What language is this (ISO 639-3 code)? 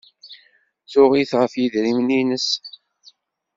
kab